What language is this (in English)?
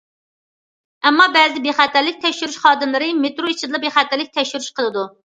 Uyghur